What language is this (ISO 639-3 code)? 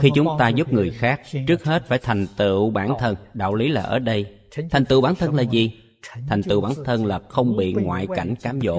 vie